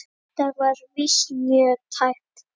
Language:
Icelandic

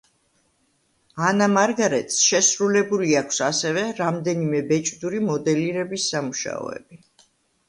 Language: Georgian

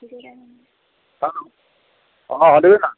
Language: Assamese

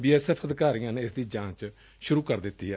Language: Punjabi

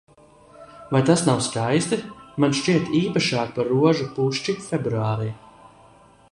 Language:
Latvian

